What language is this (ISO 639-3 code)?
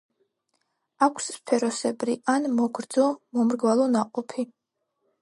kat